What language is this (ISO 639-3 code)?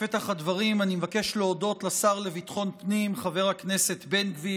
heb